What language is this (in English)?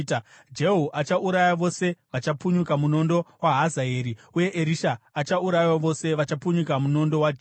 Shona